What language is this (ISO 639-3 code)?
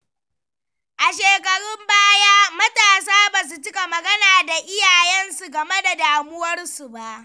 hau